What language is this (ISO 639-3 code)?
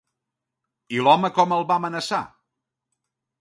cat